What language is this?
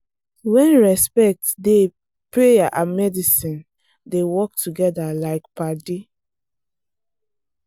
Nigerian Pidgin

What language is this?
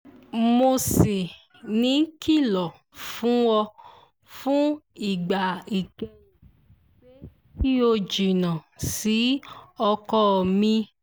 Yoruba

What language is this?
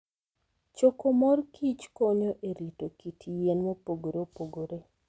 Luo (Kenya and Tanzania)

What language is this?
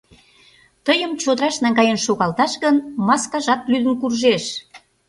Mari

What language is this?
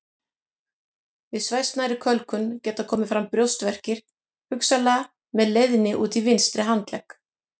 Icelandic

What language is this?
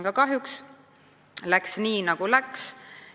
Estonian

